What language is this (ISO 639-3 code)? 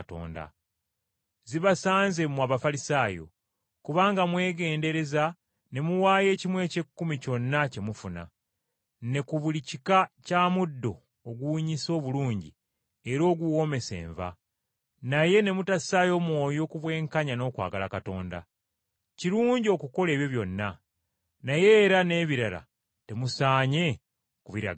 lug